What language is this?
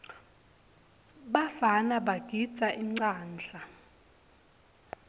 Swati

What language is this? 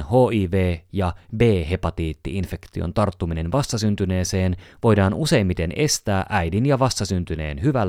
Finnish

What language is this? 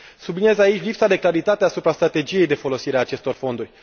Romanian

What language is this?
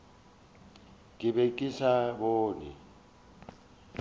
Northern Sotho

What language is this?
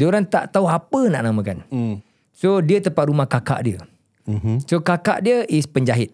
Malay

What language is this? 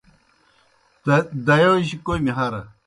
Kohistani Shina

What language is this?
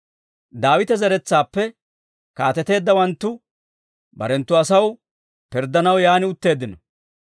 Dawro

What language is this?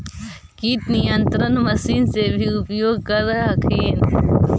Magahi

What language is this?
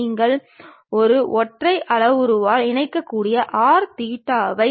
Tamil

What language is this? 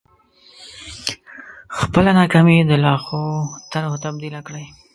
Pashto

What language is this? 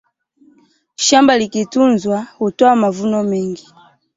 Swahili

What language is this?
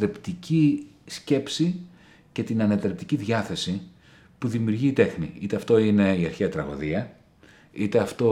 Greek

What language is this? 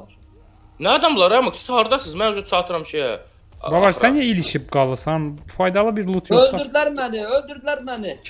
Turkish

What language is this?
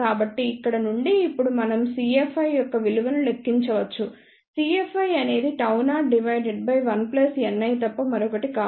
Telugu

